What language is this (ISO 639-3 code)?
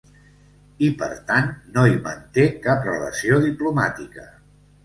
cat